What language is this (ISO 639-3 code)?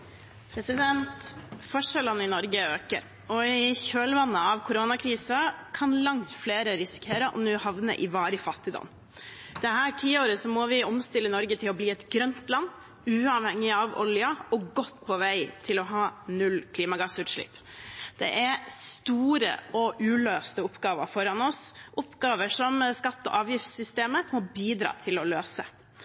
nor